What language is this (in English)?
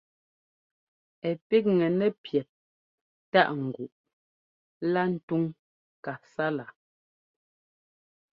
Ngomba